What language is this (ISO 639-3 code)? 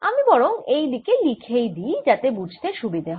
ben